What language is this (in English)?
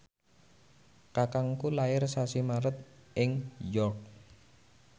Javanese